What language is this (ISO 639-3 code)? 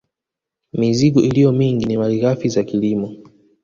swa